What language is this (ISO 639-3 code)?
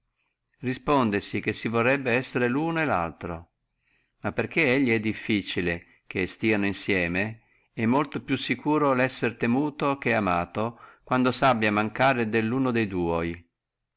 ita